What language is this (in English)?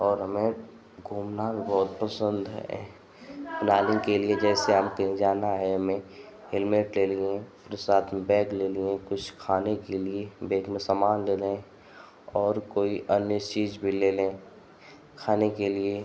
Hindi